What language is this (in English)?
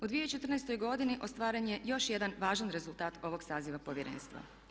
Croatian